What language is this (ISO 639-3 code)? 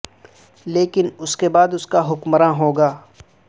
urd